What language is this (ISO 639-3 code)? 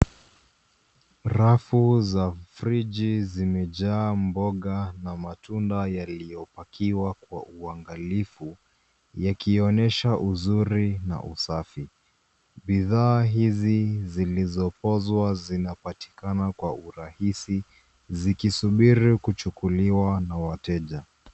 swa